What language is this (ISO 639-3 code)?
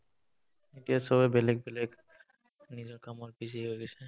asm